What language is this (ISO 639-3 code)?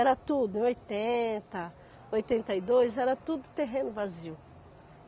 por